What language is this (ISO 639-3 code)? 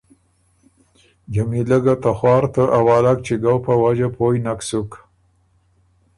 oru